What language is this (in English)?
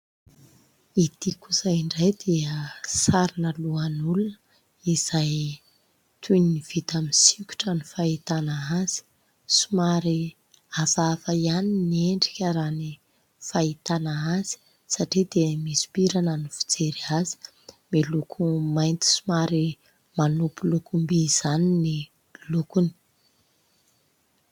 Malagasy